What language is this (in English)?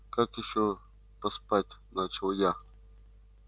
Russian